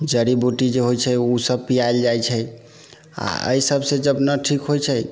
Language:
Maithili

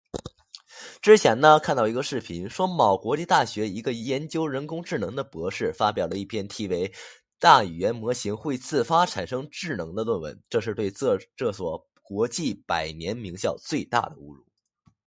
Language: Chinese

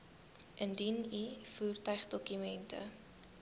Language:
Afrikaans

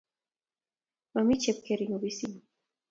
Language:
Kalenjin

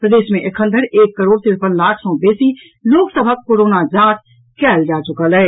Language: Maithili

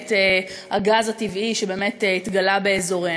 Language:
Hebrew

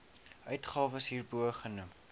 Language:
Afrikaans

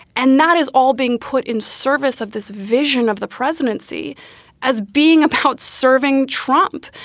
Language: English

